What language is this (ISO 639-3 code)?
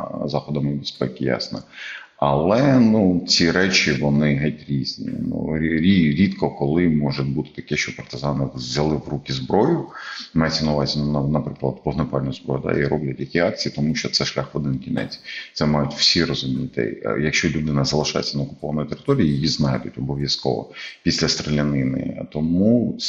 ukr